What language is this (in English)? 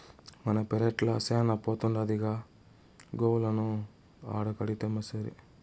Telugu